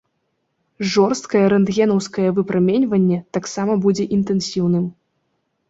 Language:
Belarusian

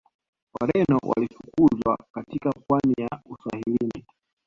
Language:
Swahili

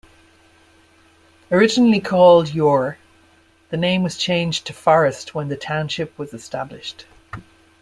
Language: English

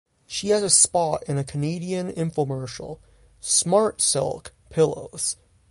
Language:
English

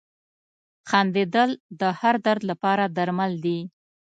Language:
Pashto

